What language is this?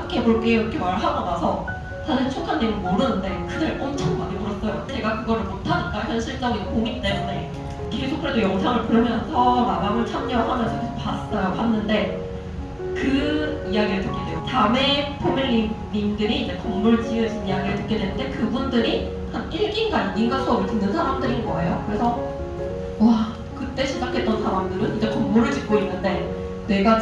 Korean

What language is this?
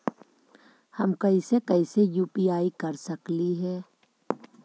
Magahi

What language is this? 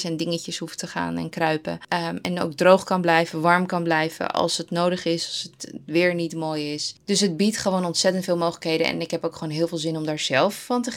Dutch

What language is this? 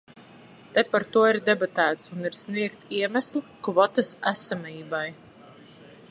Latvian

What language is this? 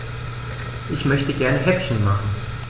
German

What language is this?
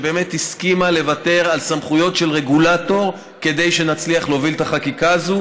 Hebrew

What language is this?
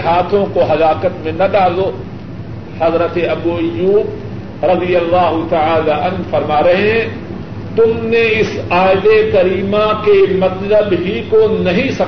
Urdu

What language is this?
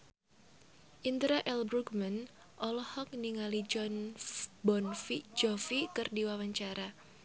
Sundanese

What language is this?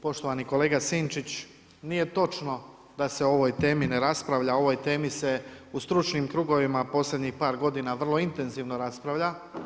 Croatian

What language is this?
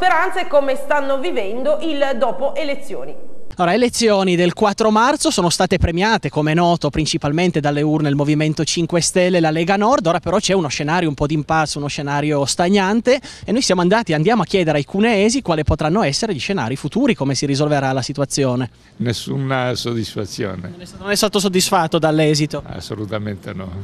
Italian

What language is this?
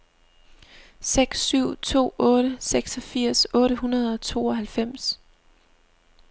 Danish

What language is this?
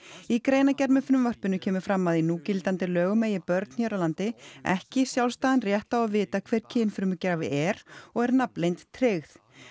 Icelandic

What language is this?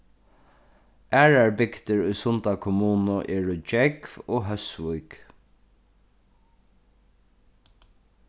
Faroese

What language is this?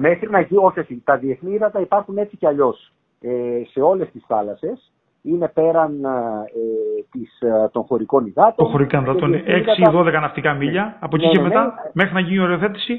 Greek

